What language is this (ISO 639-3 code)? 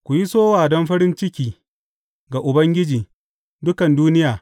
hau